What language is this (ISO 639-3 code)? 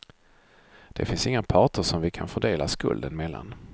swe